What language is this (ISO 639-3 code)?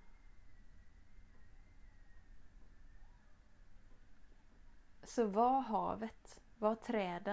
swe